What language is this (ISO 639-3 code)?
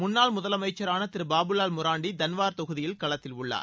tam